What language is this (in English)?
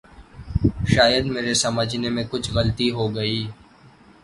Urdu